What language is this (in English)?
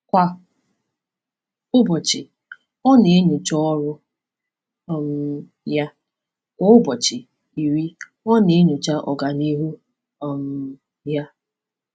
Igbo